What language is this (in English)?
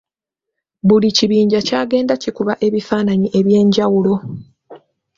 Ganda